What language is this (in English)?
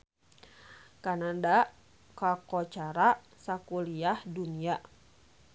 Sundanese